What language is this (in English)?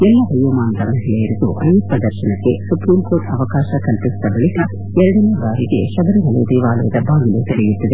Kannada